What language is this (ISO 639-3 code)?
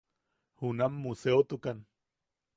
yaq